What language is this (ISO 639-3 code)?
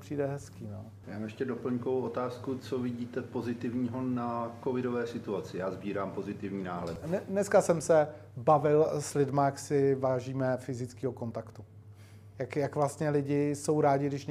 ces